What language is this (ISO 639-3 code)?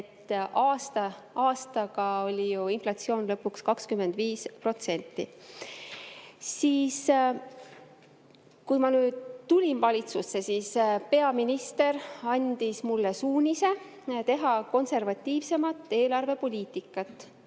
est